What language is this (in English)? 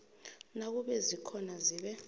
South Ndebele